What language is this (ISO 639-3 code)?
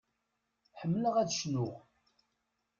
kab